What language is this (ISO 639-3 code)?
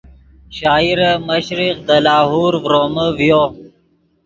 ydg